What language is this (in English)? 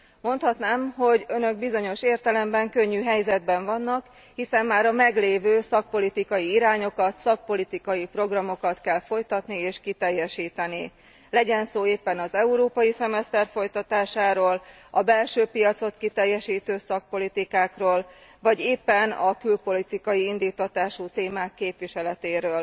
Hungarian